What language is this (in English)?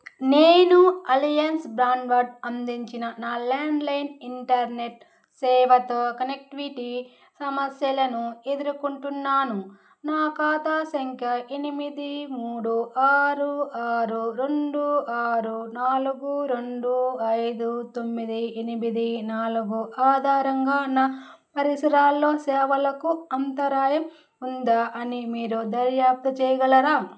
Telugu